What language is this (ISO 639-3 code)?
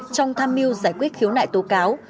vie